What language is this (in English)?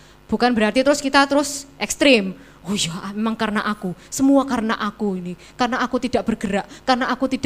Indonesian